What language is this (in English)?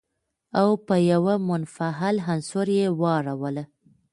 Pashto